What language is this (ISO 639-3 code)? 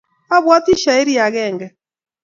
kln